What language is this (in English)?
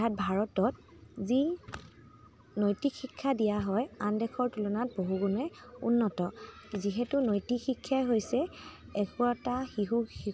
Assamese